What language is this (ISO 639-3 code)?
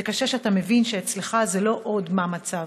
heb